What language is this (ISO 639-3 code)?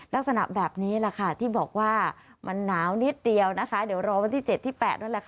tha